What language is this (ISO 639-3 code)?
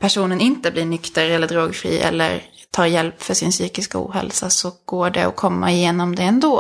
swe